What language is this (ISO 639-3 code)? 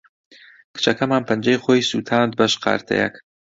ckb